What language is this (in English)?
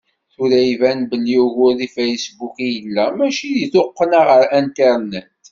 Kabyle